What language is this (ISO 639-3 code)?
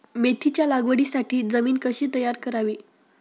mar